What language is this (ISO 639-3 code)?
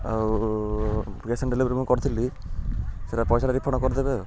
ori